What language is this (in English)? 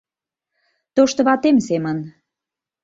Mari